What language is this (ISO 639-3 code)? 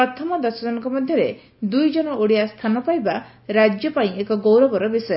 ori